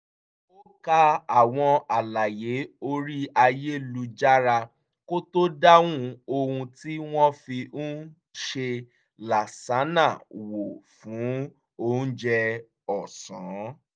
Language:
Yoruba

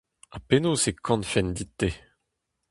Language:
Breton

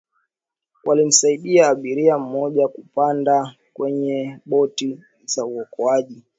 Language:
Swahili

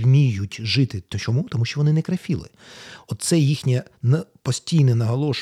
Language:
Ukrainian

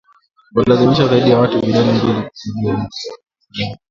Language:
Swahili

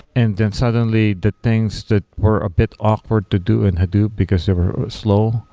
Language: English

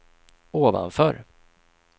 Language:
Swedish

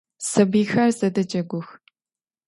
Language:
Adyghe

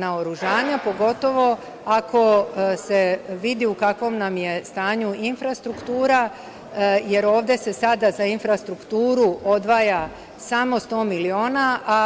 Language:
Serbian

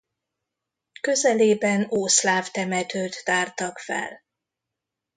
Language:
Hungarian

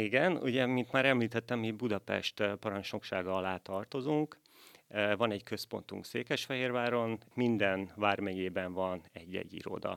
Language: Hungarian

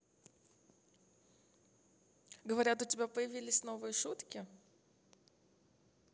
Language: Russian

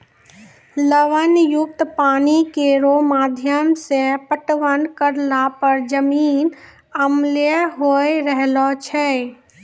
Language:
Maithili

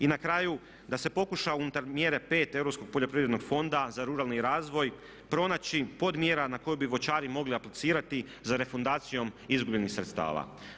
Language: Croatian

